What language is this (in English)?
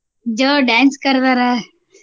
Kannada